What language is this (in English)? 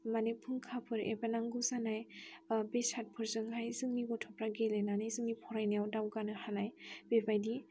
Bodo